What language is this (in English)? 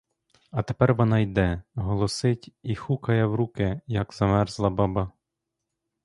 Ukrainian